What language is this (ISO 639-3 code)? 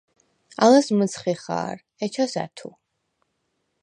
sva